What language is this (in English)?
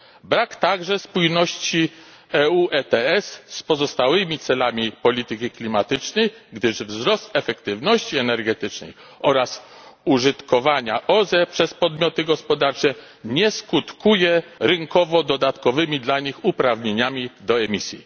Polish